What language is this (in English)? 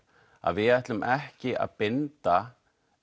Icelandic